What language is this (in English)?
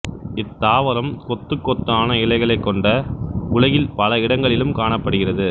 Tamil